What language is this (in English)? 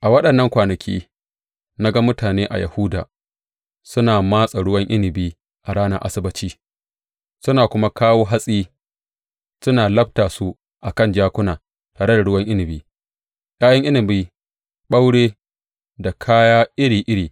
Hausa